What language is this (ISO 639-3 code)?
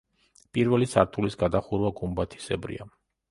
kat